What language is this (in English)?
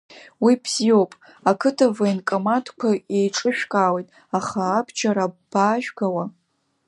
Abkhazian